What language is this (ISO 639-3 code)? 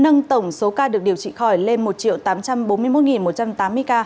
vie